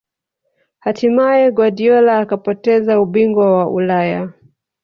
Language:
Swahili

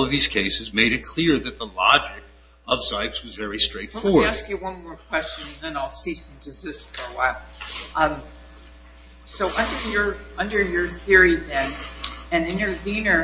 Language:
English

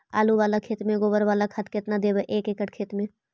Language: Magahi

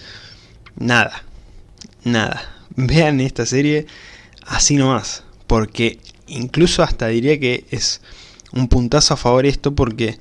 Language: Spanish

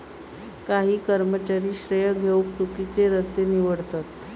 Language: Marathi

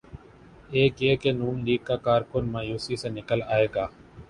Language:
Urdu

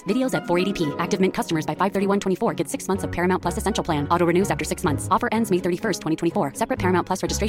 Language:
Swedish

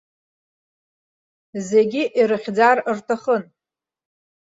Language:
Abkhazian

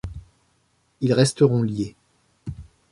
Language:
French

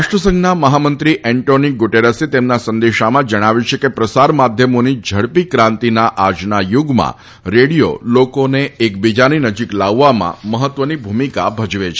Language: Gujarati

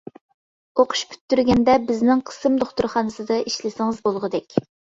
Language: Uyghur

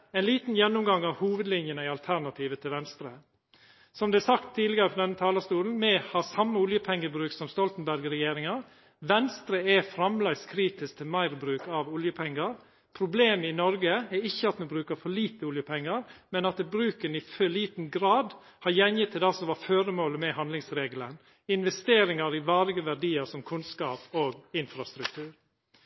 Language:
Norwegian Nynorsk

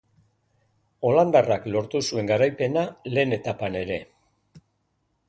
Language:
Basque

